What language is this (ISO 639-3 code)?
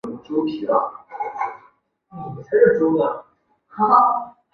zho